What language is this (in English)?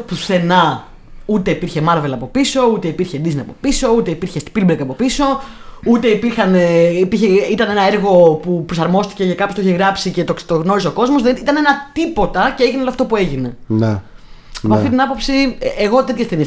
Greek